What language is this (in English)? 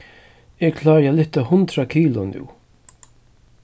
Faroese